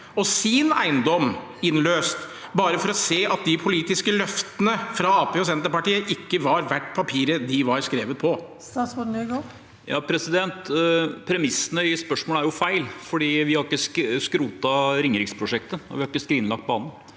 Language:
Norwegian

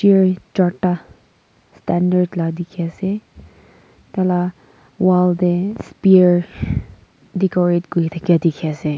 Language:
Naga Pidgin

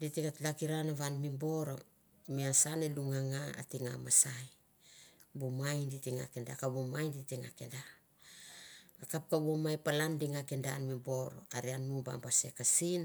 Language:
Mandara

